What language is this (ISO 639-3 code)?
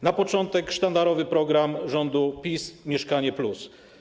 pol